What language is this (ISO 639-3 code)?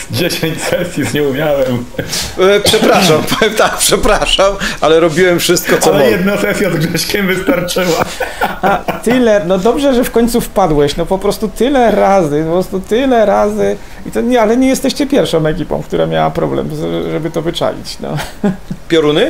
pol